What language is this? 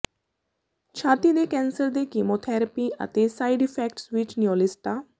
Punjabi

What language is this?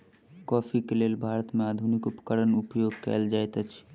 Maithili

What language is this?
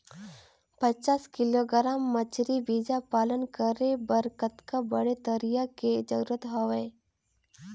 Chhattisgarhi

